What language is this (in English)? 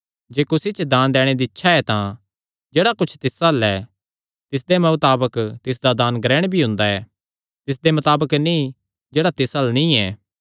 Kangri